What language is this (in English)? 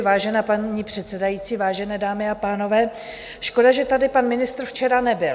Czech